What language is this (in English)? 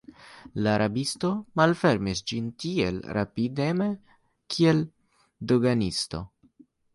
Esperanto